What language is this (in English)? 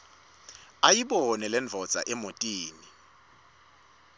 Swati